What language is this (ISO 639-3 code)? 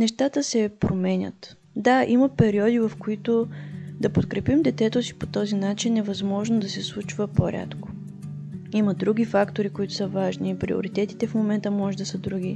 bul